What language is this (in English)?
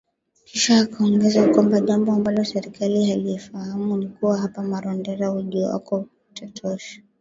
Swahili